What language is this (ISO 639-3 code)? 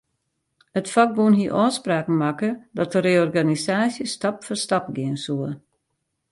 fry